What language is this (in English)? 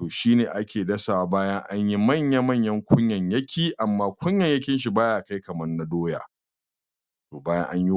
Hausa